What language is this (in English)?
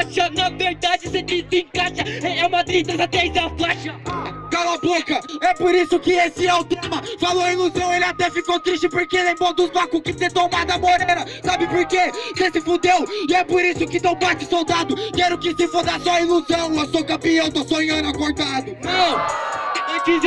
Portuguese